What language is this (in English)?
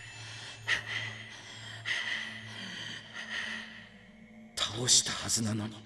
Japanese